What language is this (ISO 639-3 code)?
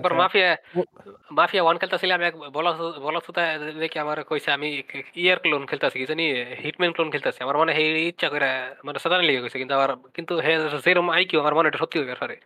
ben